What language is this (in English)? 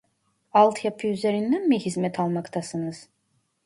Turkish